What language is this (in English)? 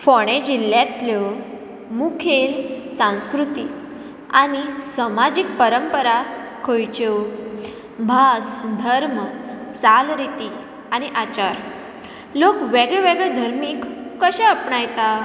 Konkani